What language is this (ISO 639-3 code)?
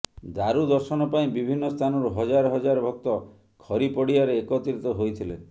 ori